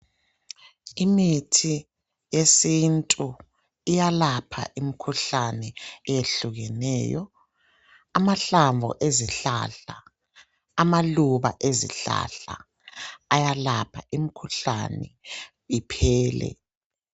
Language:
North Ndebele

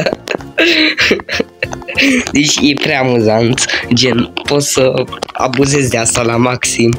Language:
Romanian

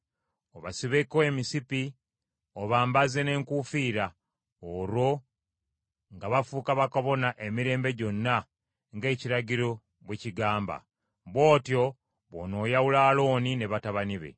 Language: Ganda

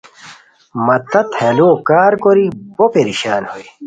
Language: Khowar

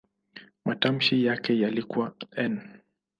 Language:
Swahili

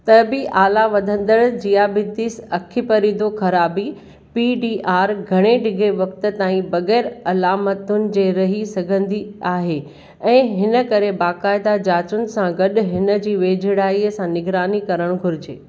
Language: Sindhi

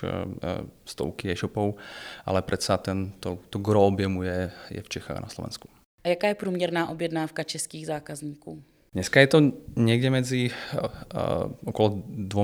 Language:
Czech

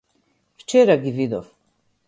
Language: Macedonian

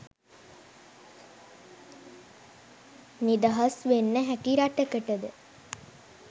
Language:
Sinhala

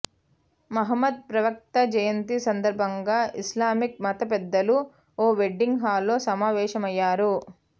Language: Telugu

